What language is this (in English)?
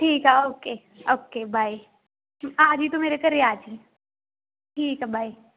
Punjabi